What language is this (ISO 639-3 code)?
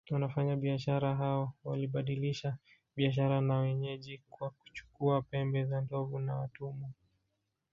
swa